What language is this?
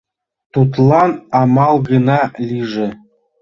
Mari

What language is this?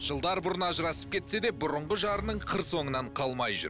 Kazakh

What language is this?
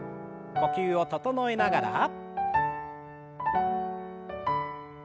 Japanese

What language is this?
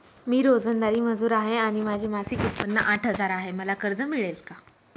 Marathi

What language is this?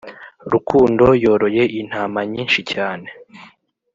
Kinyarwanda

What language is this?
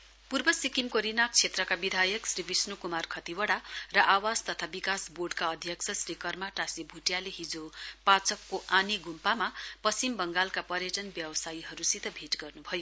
Nepali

